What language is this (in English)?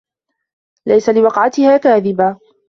Arabic